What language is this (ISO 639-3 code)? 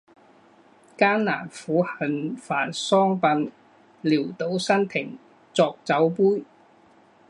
zho